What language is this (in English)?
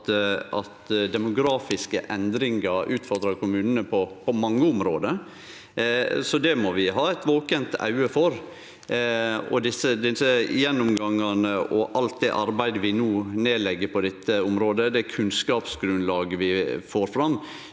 Norwegian